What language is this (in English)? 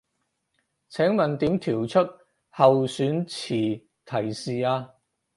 Cantonese